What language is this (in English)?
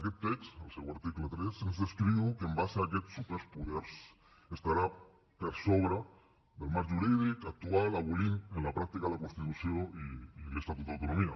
Catalan